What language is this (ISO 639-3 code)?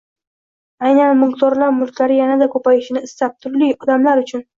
uzb